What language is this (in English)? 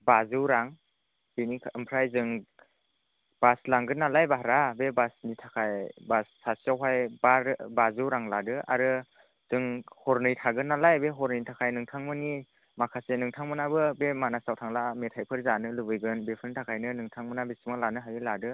Bodo